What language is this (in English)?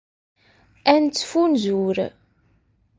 Kabyle